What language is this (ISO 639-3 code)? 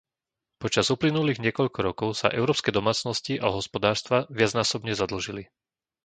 slk